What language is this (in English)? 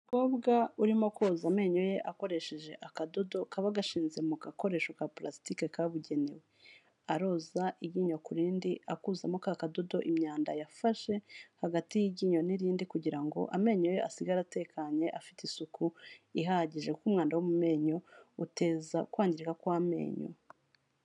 Kinyarwanda